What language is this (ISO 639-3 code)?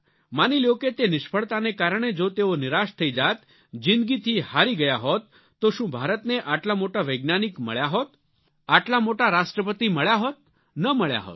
guj